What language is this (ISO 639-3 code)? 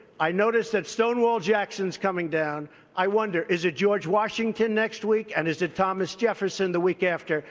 eng